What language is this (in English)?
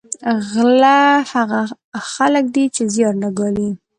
Pashto